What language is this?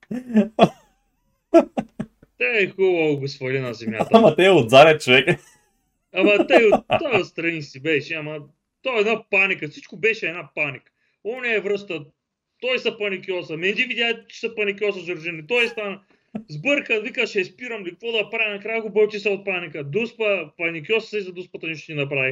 Bulgarian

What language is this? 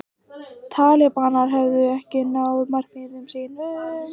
Icelandic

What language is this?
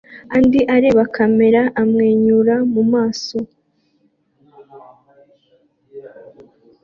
Kinyarwanda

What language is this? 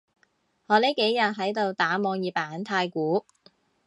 Cantonese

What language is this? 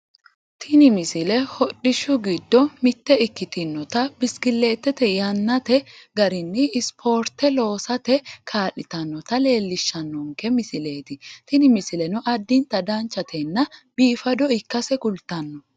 Sidamo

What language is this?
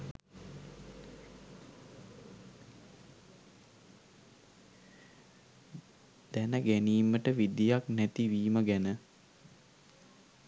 Sinhala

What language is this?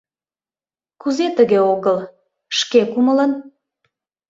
Mari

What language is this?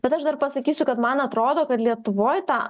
Lithuanian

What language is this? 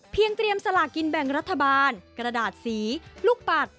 Thai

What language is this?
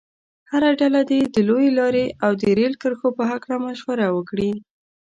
Pashto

